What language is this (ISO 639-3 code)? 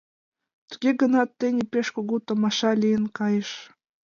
chm